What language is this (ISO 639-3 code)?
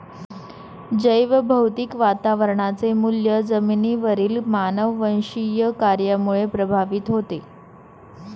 mar